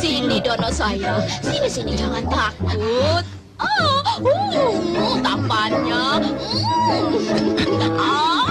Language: Indonesian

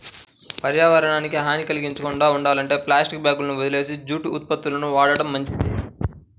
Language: Telugu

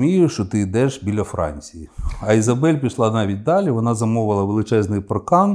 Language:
Ukrainian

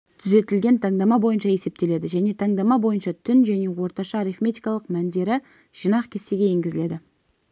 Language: Kazakh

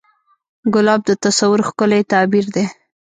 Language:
Pashto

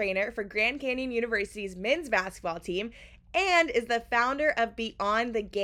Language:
English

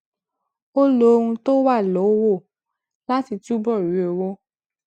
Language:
Yoruba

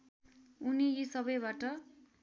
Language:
Nepali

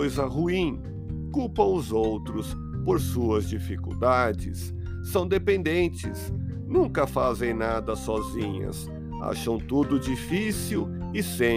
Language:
Portuguese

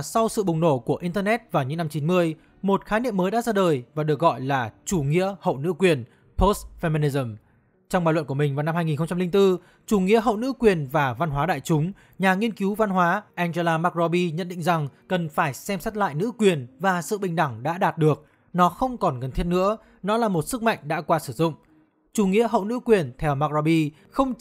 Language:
Vietnamese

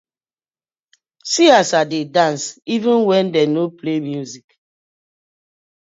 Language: Nigerian Pidgin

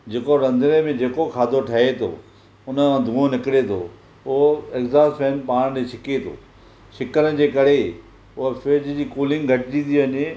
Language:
Sindhi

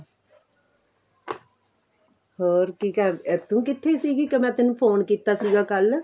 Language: Punjabi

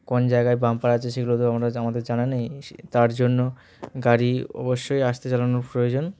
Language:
Bangla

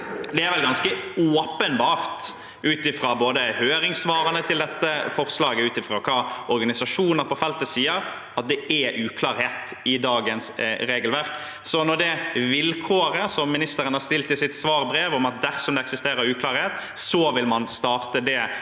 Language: Norwegian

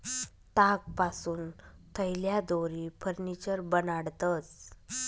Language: Marathi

